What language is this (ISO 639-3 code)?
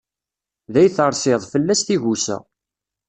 kab